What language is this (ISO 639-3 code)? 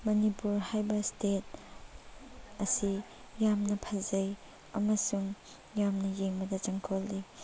mni